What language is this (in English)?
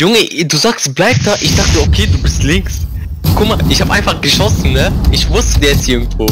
German